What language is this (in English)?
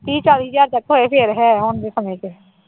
Punjabi